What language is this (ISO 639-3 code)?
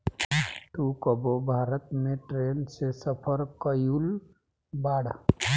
bho